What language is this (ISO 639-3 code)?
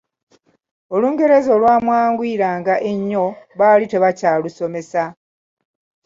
lug